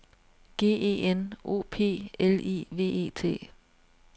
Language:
Danish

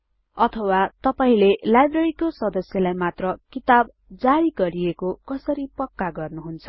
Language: Nepali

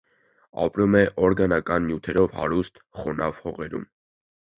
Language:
Armenian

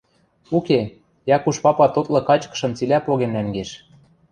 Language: Western Mari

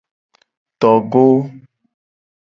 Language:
Gen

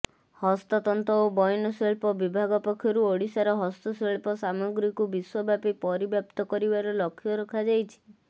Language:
Odia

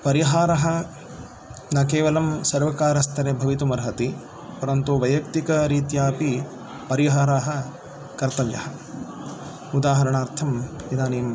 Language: Sanskrit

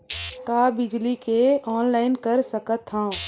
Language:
Chhattisgarhi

